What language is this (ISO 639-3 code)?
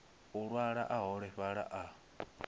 ven